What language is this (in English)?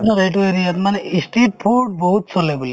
Assamese